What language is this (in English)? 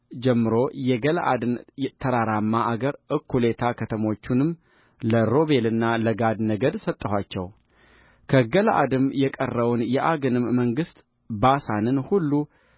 Amharic